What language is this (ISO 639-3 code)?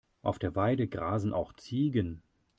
deu